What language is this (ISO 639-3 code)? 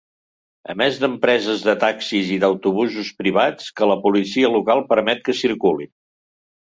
cat